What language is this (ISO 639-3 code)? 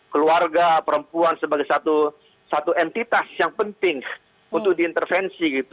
ind